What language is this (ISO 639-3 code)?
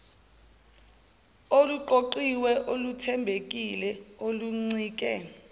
zul